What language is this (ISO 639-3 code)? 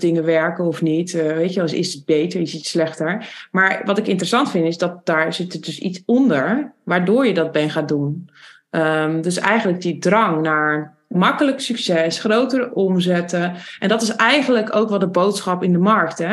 nld